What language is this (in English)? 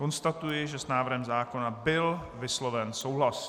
Czech